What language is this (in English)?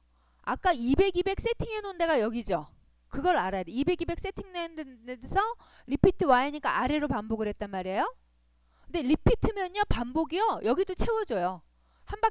Korean